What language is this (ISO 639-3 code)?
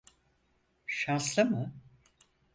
tur